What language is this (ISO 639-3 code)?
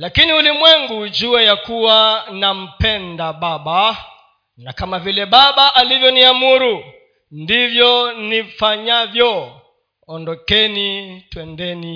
swa